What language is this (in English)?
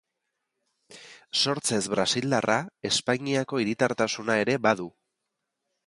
Basque